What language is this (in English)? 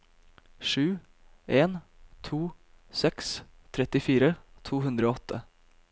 Norwegian